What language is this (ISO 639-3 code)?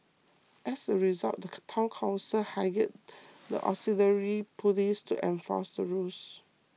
eng